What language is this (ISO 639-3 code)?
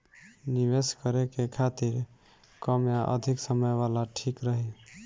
bho